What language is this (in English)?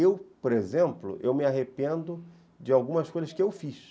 Portuguese